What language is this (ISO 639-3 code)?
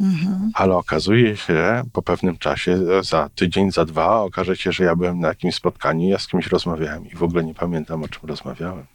pol